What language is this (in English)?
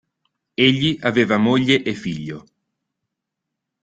Italian